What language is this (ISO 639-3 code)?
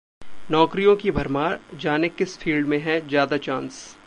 hin